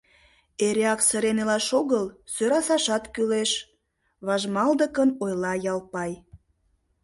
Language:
Mari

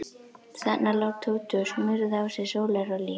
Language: Icelandic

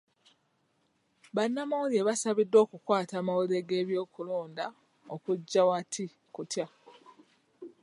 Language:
Ganda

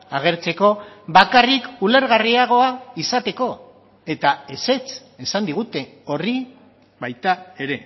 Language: Basque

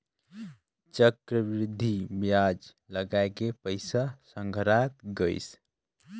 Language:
Chhattisgarhi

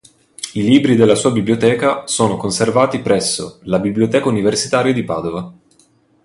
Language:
Italian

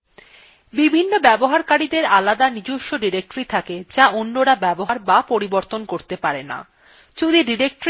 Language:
Bangla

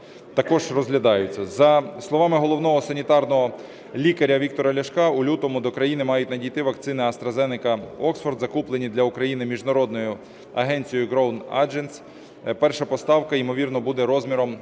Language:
Ukrainian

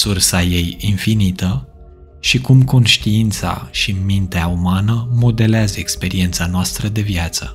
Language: Romanian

